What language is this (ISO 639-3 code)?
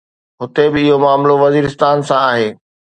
snd